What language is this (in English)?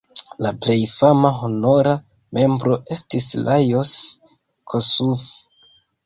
Esperanto